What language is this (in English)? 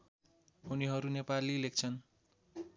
Nepali